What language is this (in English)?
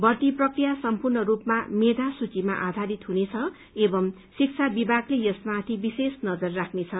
Nepali